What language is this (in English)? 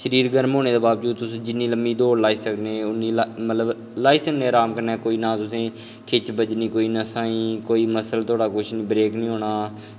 Dogri